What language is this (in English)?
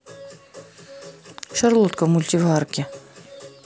Russian